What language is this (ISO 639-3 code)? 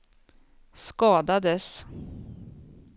swe